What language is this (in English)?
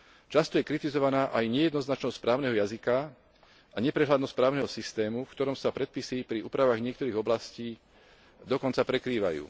Slovak